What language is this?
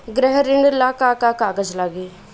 Bhojpuri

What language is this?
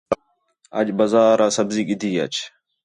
Khetrani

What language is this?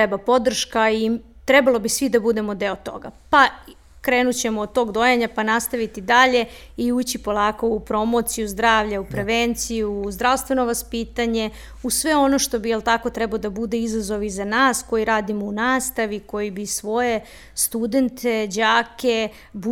Croatian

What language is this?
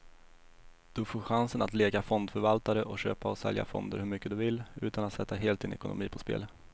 Swedish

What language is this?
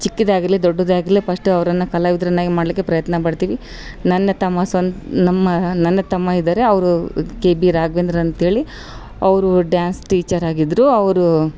Kannada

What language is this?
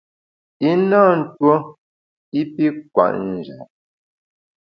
Bamun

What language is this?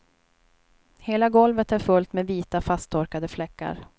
Swedish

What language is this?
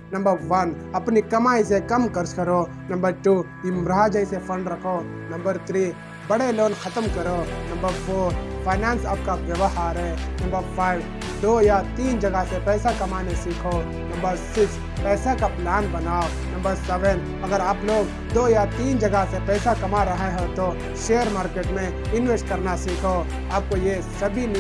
Hindi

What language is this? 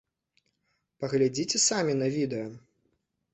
Belarusian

